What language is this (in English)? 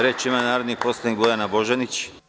Serbian